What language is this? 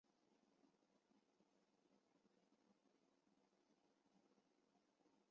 Chinese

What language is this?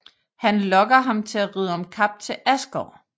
Danish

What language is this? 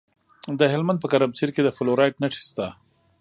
Pashto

